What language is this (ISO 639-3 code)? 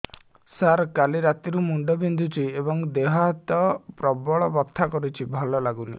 ori